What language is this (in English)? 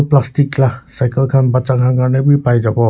Naga Pidgin